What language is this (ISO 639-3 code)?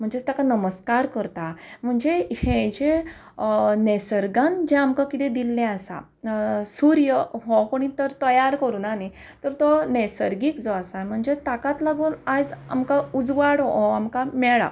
kok